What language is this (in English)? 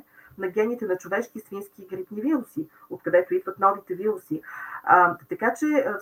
Bulgarian